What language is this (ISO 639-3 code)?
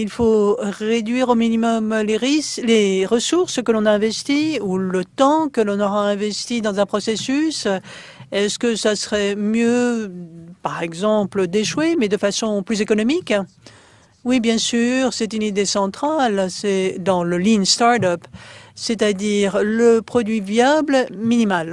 fra